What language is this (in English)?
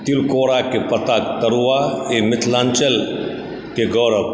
Maithili